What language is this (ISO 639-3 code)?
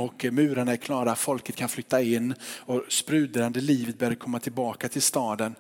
swe